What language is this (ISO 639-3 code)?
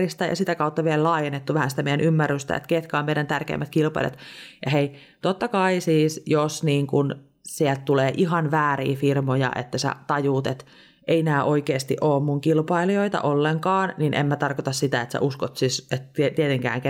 fin